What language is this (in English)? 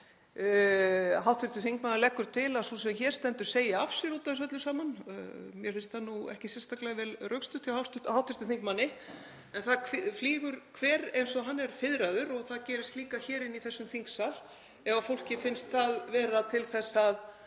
Icelandic